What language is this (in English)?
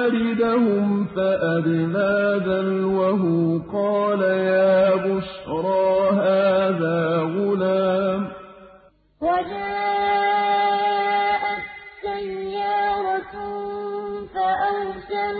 Arabic